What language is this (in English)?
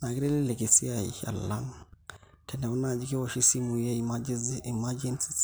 Masai